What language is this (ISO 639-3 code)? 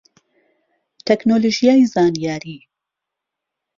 ckb